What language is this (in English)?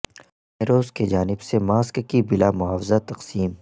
Urdu